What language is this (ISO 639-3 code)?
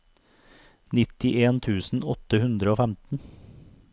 nor